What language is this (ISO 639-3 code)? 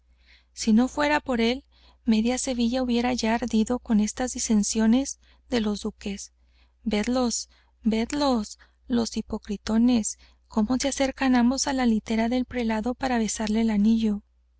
spa